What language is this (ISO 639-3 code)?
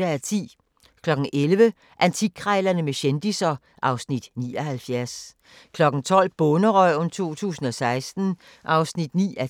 dan